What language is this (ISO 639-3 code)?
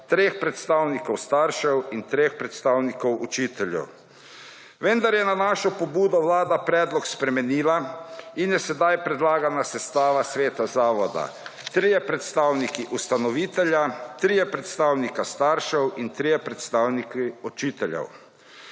slv